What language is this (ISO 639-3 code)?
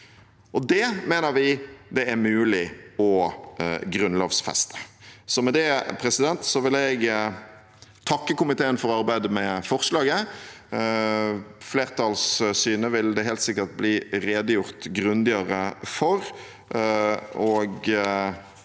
nor